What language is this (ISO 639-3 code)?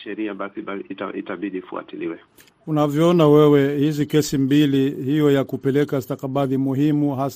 swa